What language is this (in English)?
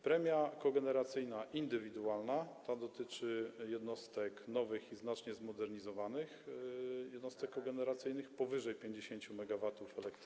Polish